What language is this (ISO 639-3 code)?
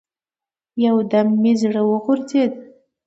pus